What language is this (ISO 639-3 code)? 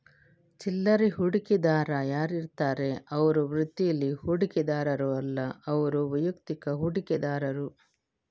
kan